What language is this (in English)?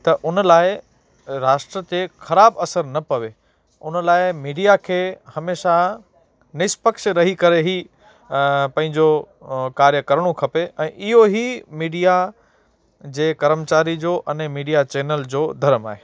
Sindhi